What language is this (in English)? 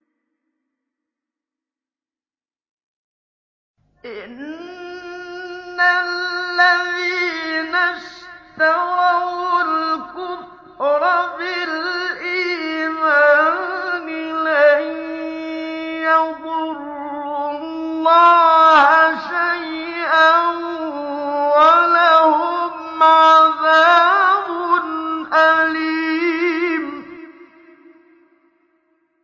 Arabic